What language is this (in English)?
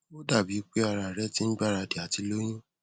Yoruba